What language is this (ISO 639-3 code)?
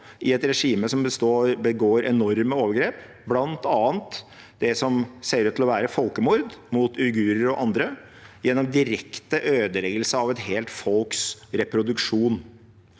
nor